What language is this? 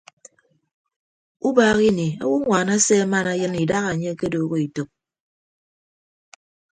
Ibibio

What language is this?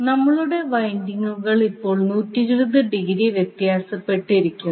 Malayalam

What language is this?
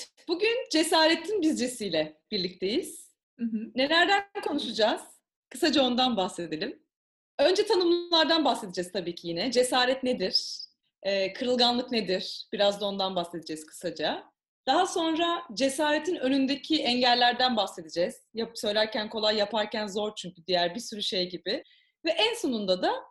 Turkish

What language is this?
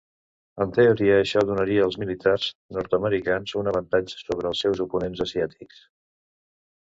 Catalan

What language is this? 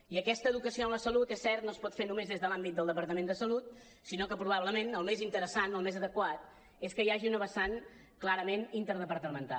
Catalan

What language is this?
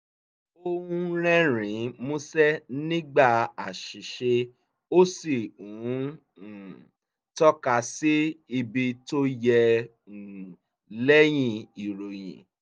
Yoruba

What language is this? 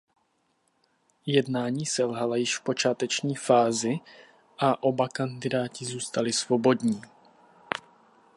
Czech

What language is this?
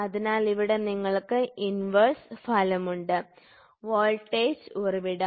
Malayalam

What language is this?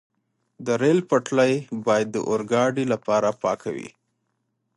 Pashto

